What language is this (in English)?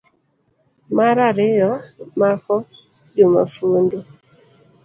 Luo (Kenya and Tanzania)